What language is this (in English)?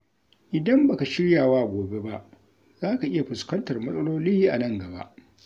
Hausa